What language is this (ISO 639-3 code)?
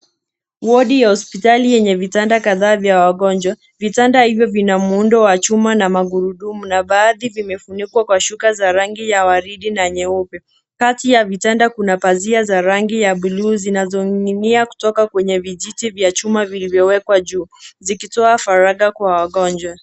swa